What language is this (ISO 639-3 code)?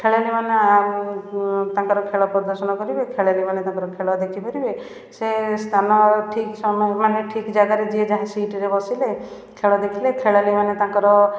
ori